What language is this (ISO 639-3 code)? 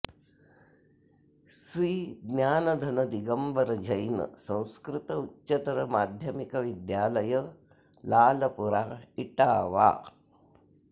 san